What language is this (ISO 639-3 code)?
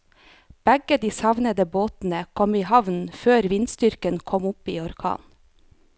nor